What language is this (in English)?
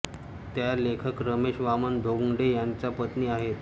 Marathi